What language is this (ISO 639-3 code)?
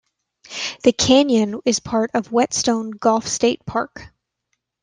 eng